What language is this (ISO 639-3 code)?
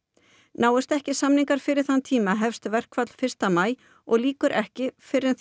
isl